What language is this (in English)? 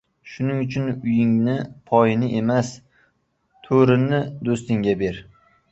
Uzbek